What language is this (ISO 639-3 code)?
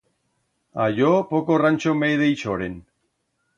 arg